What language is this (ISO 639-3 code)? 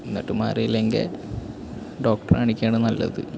mal